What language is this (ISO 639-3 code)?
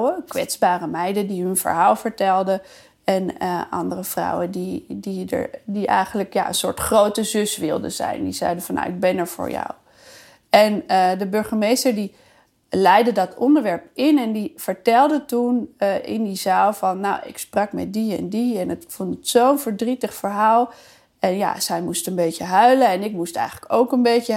nld